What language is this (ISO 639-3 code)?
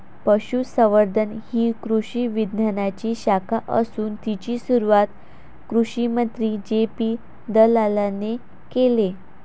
mar